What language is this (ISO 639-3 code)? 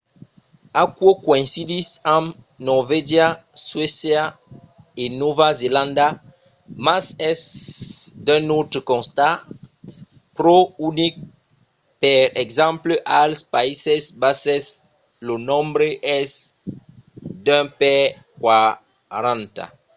oci